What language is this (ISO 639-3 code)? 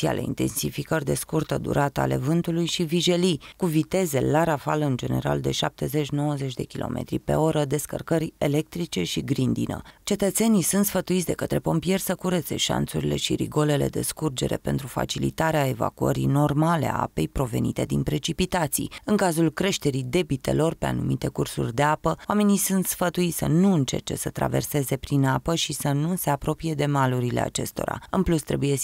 ron